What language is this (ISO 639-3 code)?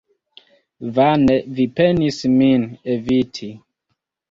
epo